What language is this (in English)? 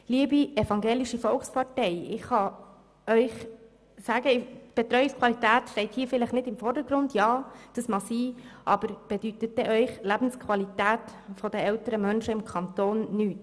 Swiss German